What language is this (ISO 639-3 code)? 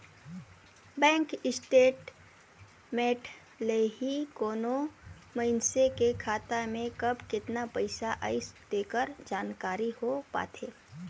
hne